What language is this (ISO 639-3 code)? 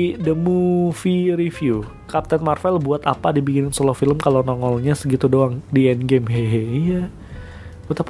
ind